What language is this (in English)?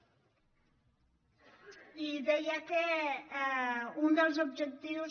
Catalan